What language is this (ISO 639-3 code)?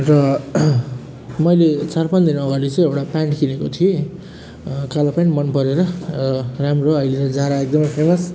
nep